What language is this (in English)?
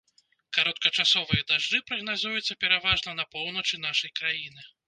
Belarusian